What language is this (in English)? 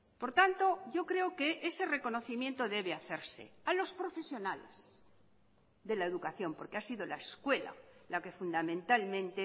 Spanish